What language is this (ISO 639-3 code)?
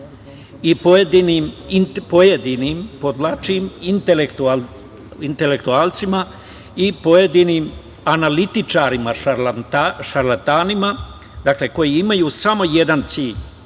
srp